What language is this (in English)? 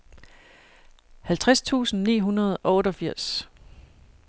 Danish